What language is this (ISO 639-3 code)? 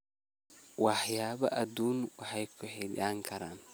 som